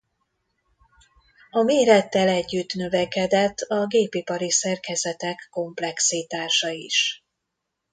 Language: Hungarian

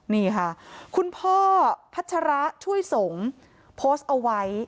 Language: Thai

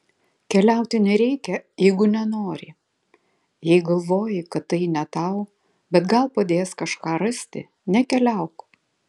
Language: Lithuanian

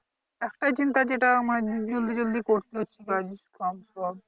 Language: Bangla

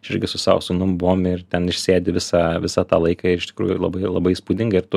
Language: Lithuanian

